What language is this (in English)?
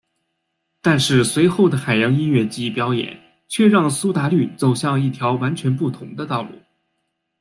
Chinese